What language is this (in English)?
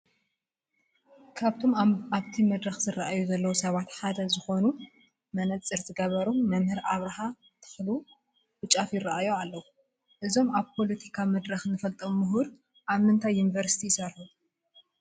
Tigrinya